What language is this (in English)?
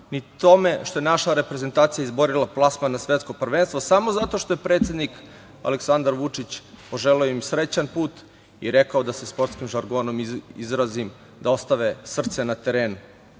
Serbian